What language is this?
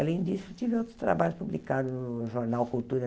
Portuguese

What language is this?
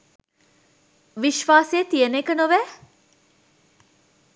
Sinhala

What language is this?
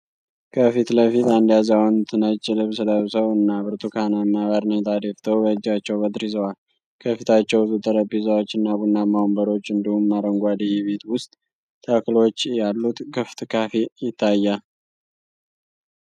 Amharic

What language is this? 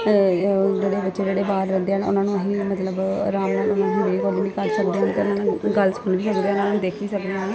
Punjabi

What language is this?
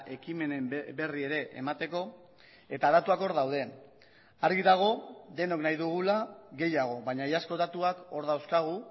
Basque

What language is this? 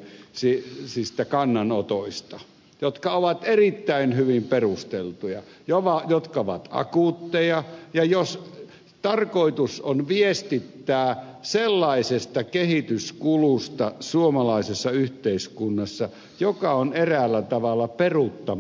Finnish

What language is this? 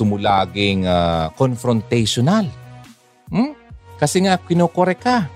Filipino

